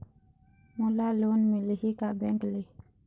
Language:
Chhattisgarhi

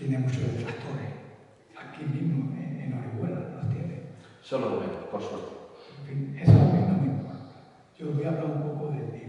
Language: Spanish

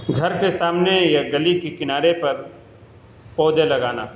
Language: Urdu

